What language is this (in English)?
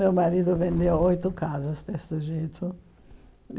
Portuguese